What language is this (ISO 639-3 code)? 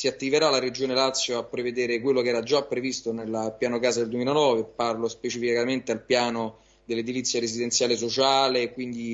ita